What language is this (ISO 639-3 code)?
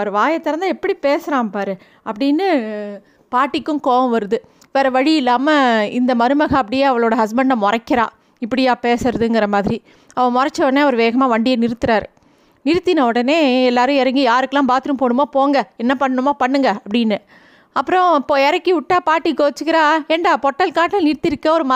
tam